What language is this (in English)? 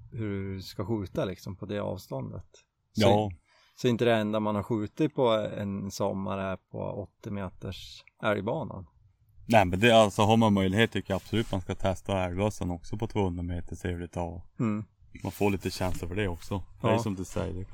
Swedish